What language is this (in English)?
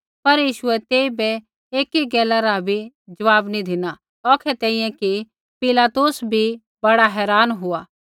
Kullu Pahari